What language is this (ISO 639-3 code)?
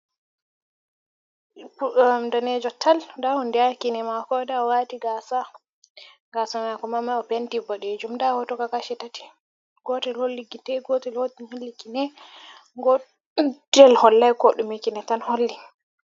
ful